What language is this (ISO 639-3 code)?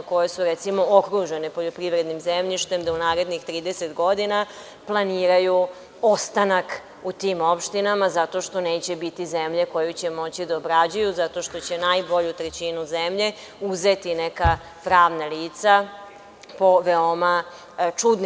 srp